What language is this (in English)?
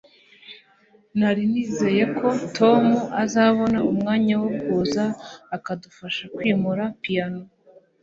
Kinyarwanda